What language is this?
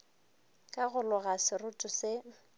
Northern Sotho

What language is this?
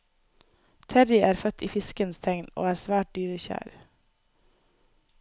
Norwegian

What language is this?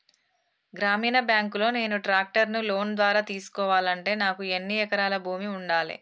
Telugu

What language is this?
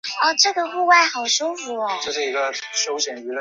Chinese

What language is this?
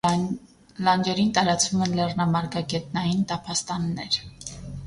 Armenian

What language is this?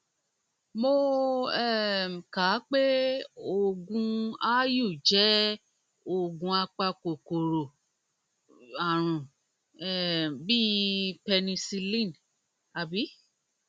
Yoruba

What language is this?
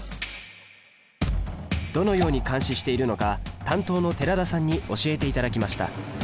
Japanese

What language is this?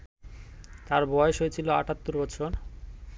Bangla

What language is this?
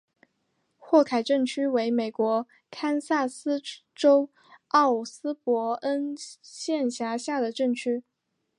Chinese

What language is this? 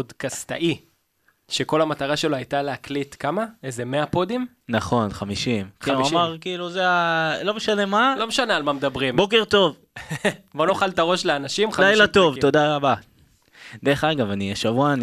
Hebrew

